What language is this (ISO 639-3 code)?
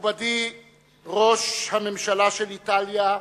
heb